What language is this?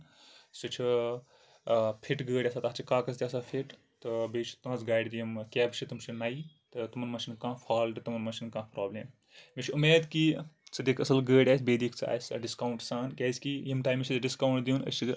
Kashmiri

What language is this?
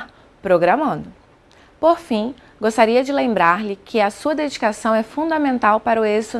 Portuguese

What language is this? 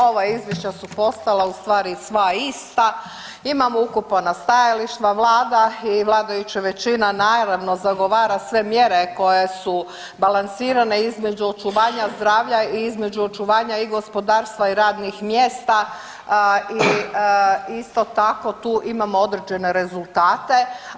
Croatian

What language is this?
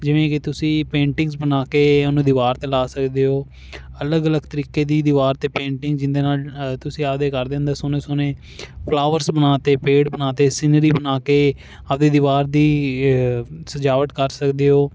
Punjabi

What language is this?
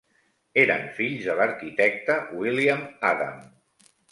Catalan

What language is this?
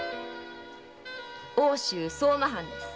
Japanese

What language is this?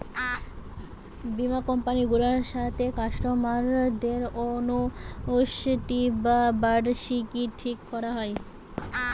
Bangla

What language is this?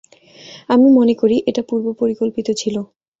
Bangla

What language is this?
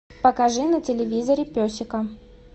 Russian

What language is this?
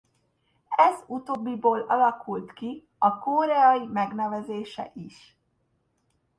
Hungarian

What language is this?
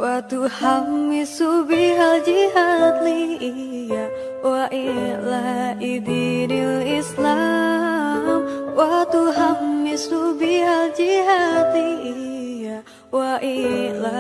Indonesian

